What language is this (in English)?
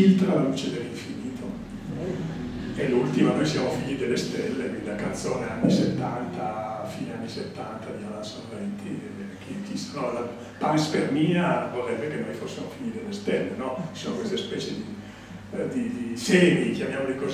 Italian